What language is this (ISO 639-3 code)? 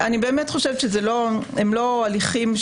heb